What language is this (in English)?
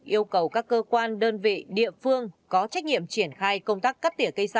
Vietnamese